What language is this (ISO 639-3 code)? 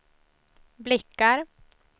swe